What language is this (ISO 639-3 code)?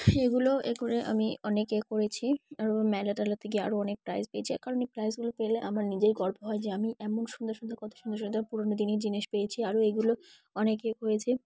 ben